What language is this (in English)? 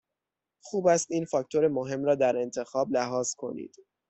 Persian